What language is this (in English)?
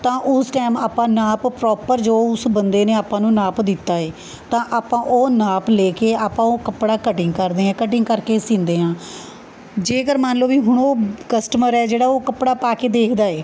Punjabi